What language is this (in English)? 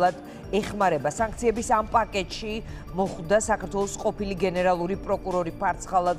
Romanian